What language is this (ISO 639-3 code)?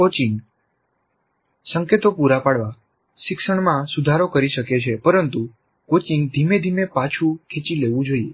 guj